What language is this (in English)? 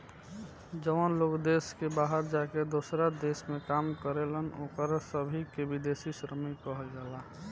Bhojpuri